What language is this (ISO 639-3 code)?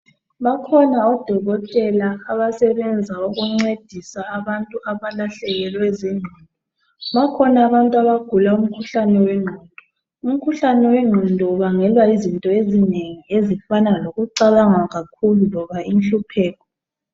nde